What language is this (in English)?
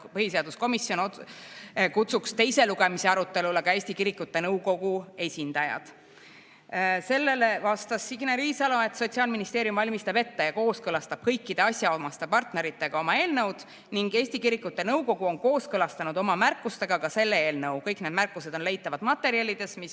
Estonian